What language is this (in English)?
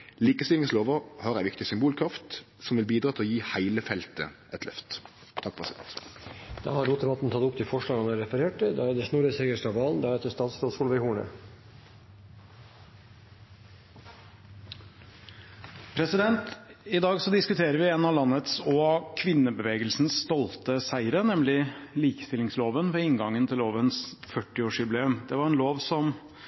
Norwegian